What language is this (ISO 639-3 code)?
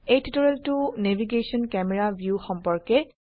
asm